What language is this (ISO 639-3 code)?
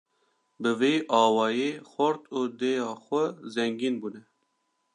kur